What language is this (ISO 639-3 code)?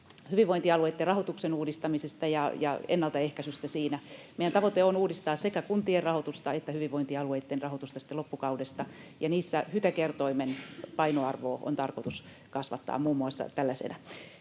fin